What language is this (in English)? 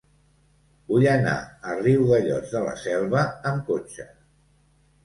Catalan